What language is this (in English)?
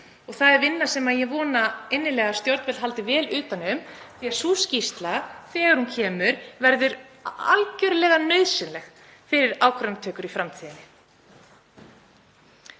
Icelandic